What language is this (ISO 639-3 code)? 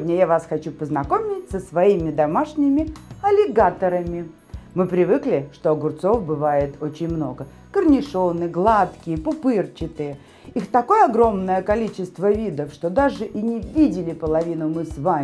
rus